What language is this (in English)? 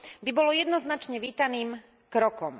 Slovak